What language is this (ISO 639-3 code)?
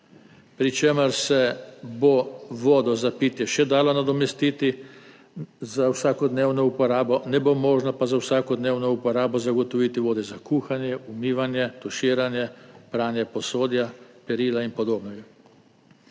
slv